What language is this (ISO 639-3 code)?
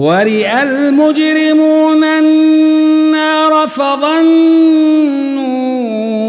ara